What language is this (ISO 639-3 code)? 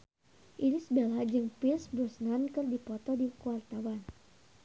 sun